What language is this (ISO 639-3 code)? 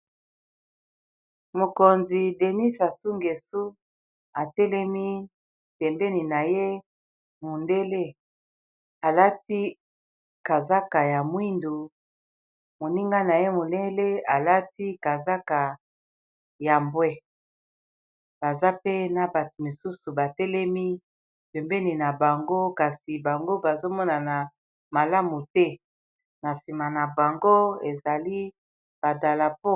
lin